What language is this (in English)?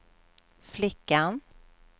Swedish